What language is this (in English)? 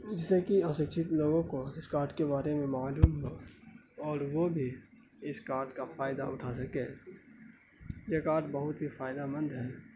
Urdu